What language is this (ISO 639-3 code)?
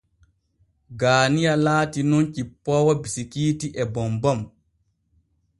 fue